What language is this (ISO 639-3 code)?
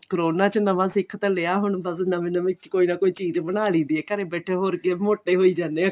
pan